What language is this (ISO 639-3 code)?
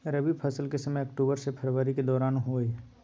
mai